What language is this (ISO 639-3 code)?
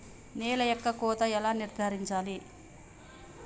tel